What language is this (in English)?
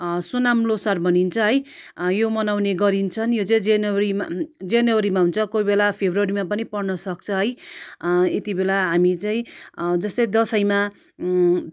Nepali